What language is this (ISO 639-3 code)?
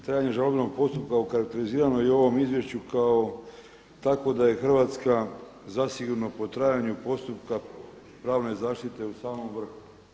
hrv